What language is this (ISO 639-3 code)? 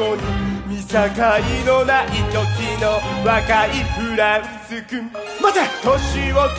jpn